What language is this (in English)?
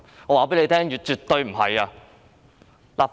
Cantonese